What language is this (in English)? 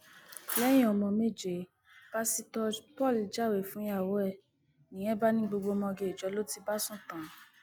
Yoruba